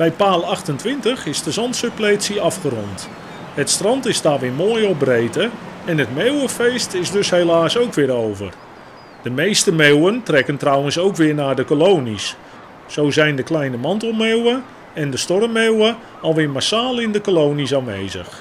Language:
Dutch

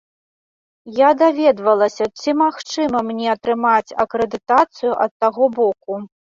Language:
Belarusian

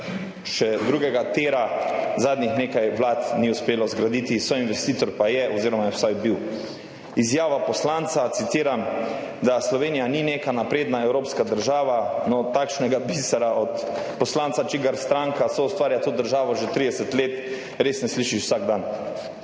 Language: Slovenian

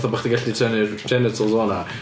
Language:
Welsh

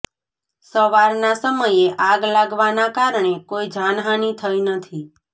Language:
Gujarati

